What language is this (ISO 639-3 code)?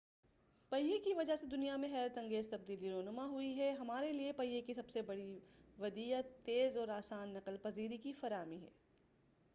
urd